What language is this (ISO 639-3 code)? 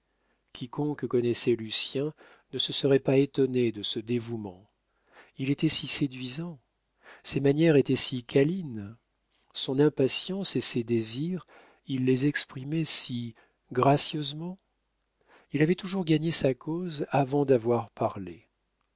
fra